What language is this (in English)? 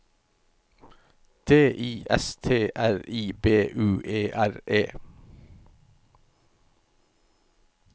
Norwegian